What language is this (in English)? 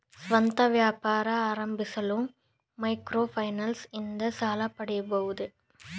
Kannada